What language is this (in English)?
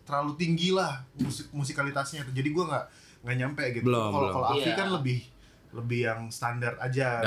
Indonesian